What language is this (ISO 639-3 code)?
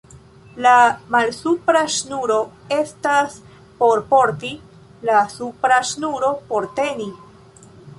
epo